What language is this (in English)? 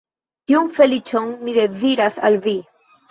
Esperanto